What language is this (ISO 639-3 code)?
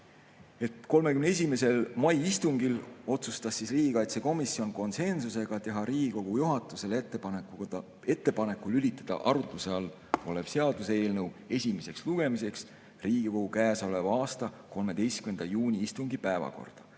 est